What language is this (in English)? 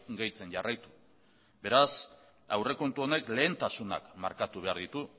Basque